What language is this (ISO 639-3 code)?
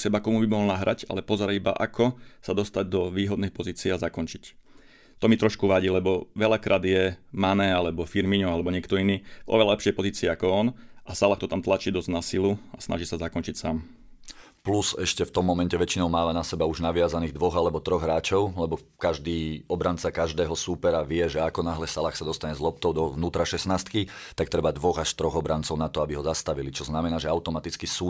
slk